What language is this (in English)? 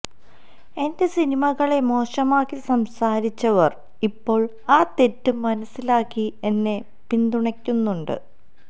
Malayalam